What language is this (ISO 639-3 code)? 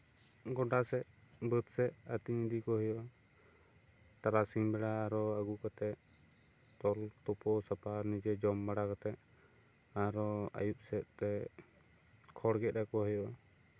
sat